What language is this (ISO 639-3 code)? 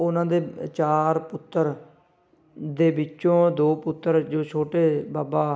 pan